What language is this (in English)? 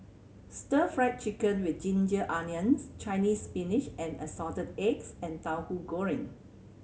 English